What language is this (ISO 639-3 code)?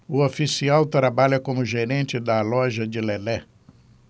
por